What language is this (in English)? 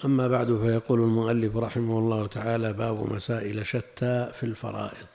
Arabic